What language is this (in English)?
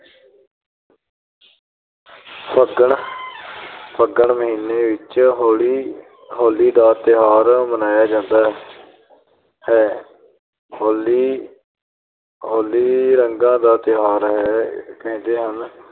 Punjabi